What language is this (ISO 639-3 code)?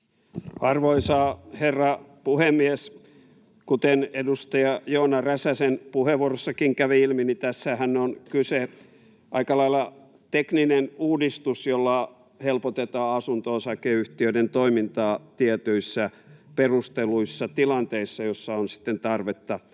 fin